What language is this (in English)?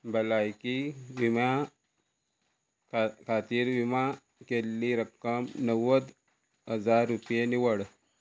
Konkani